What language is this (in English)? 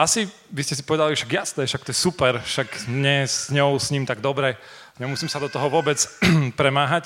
Slovak